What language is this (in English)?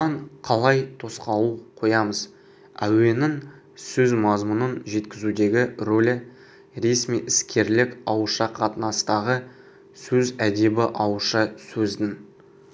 Kazakh